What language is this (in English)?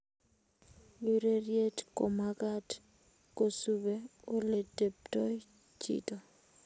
Kalenjin